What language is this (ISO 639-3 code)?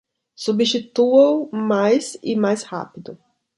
por